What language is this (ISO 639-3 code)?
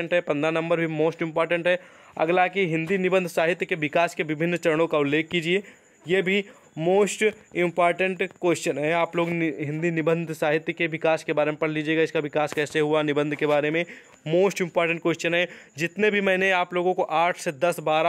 hin